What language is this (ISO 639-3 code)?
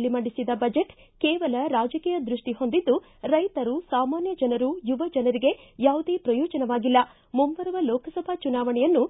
kan